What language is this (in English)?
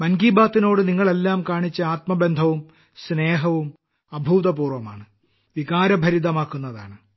Malayalam